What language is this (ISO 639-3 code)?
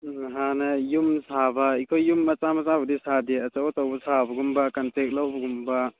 mni